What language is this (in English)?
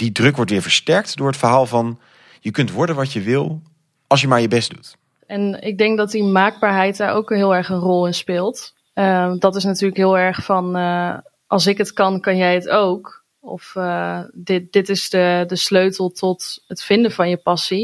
Dutch